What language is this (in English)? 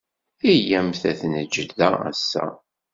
Kabyle